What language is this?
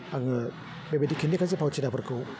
Bodo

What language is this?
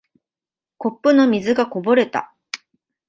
Japanese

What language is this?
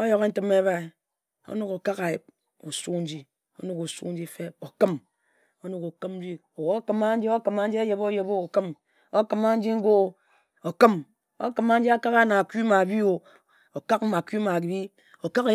Ejagham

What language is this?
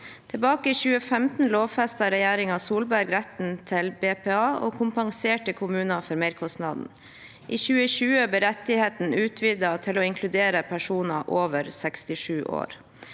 Norwegian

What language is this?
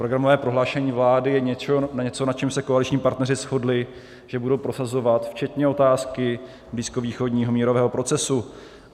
Czech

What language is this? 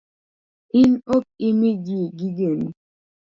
Luo (Kenya and Tanzania)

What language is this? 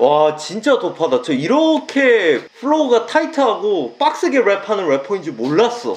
Korean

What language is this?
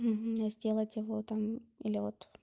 Russian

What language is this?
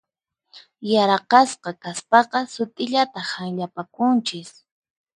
Puno Quechua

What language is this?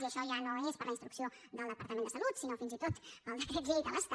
Catalan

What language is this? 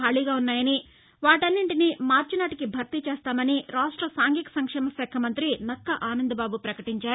Telugu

